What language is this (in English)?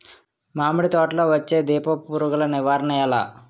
Telugu